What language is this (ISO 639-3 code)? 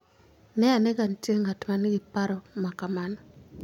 luo